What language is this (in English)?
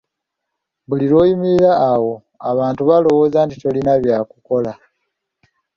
Ganda